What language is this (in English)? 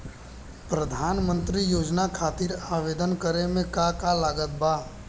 Bhojpuri